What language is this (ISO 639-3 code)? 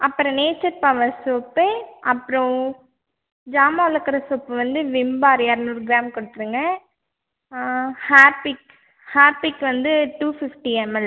tam